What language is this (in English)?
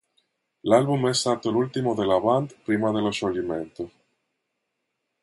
Italian